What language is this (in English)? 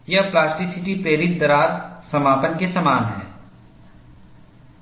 Hindi